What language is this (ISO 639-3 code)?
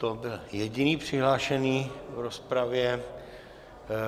ces